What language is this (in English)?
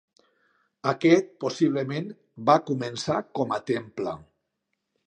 Catalan